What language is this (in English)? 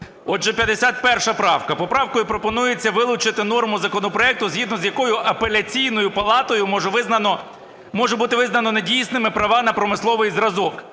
Ukrainian